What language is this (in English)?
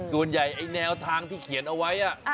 Thai